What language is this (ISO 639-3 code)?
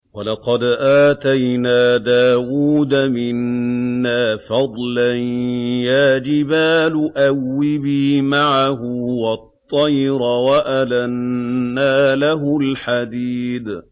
ara